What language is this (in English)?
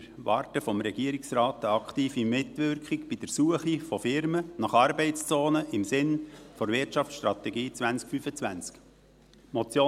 Swiss German